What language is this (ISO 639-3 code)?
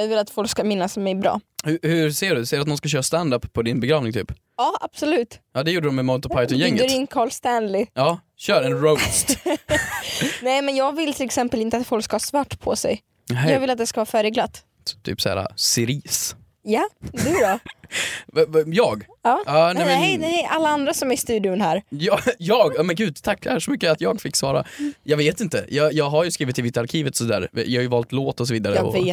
swe